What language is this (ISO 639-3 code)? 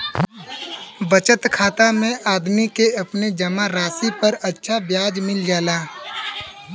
bho